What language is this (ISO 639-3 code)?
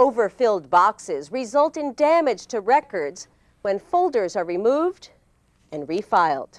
eng